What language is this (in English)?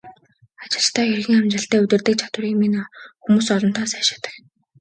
Mongolian